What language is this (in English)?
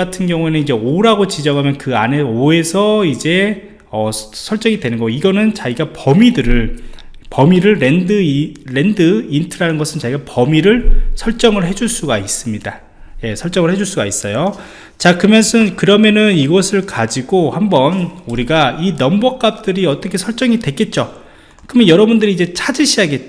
Korean